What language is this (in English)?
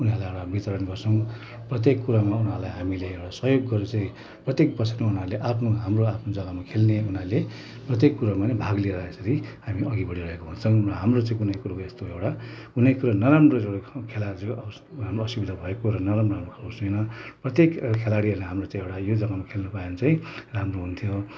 Nepali